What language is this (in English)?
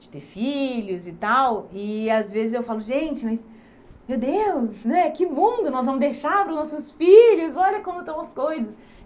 Portuguese